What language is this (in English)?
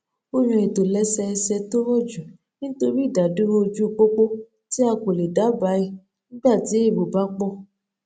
Yoruba